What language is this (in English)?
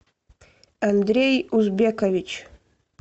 Russian